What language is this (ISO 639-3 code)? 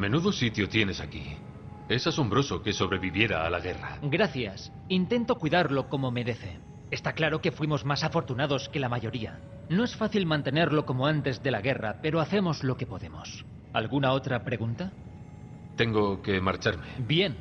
spa